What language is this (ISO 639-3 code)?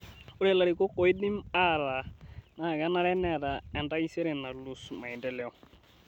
mas